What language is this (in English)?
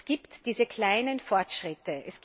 German